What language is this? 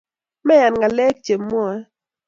Kalenjin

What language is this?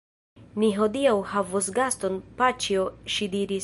Esperanto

